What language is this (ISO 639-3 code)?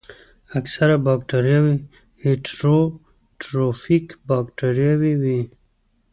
pus